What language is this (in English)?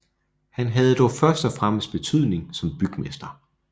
Danish